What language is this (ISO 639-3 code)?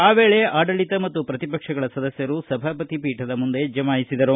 kan